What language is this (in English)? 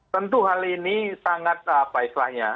Indonesian